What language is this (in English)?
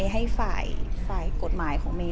Thai